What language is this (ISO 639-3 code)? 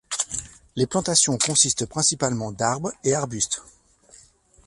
fra